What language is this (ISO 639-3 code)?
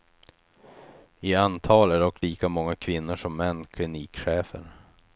swe